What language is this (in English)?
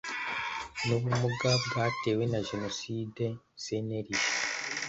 Kinyarwanda